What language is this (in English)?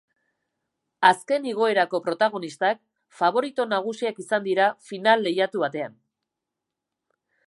Basque